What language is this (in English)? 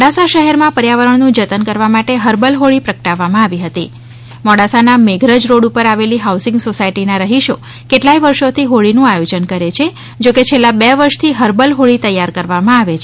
Gujarati